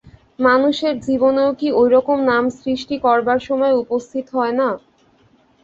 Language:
Bangla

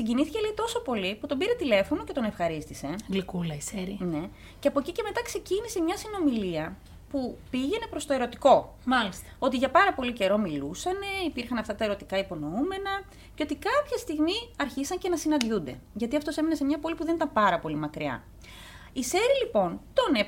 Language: Greek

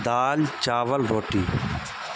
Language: Urdu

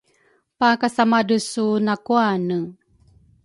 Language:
Rukai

